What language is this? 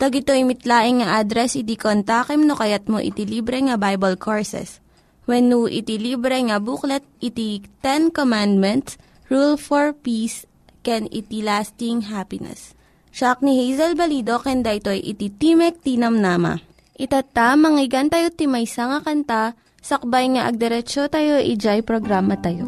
Filipino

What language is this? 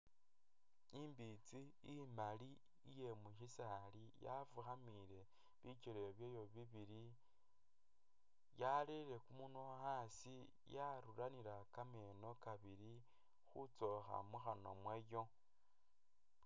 Masaaba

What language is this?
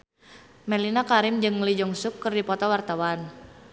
Sundanese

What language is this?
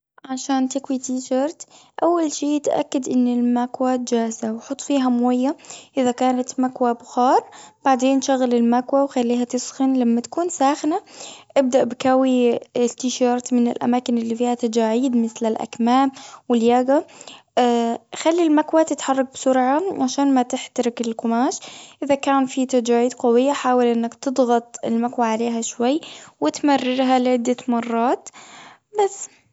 Gulf Arabic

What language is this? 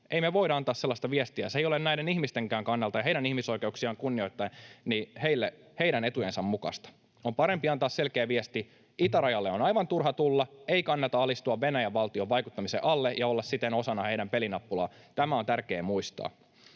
Finnish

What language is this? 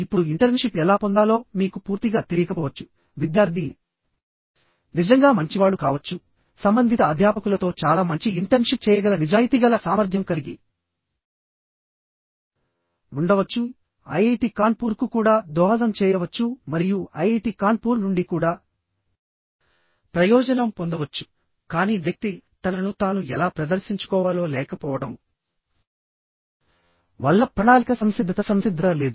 Telugu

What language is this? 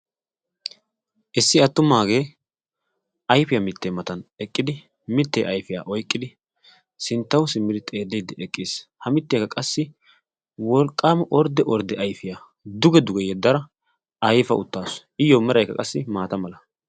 Wolaytta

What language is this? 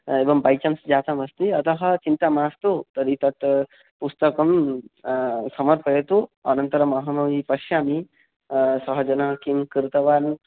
Sanskrit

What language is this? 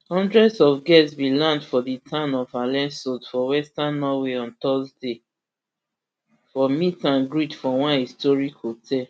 Nigerian Pidgin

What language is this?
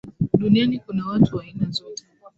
Swahili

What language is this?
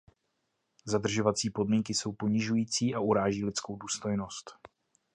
Czech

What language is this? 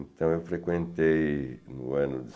Portuguese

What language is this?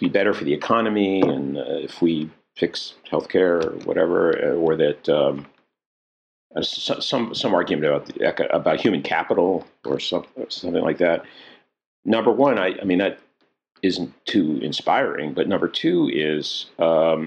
English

